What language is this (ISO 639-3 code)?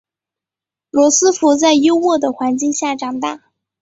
zho